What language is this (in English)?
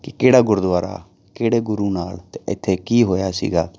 Punjabi